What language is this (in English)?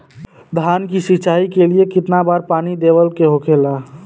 Bhojpuri